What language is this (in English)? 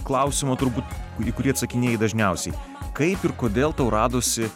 Lithuanian